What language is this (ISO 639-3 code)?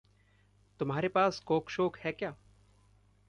hin